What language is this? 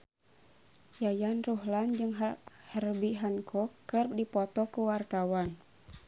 Sundanese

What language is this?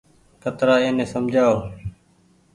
Goaria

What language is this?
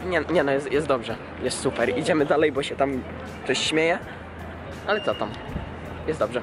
Polish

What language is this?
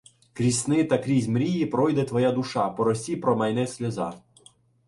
Ukrainian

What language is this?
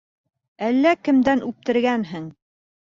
Bashkir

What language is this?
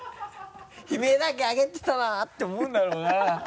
Japanese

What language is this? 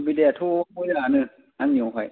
Bodo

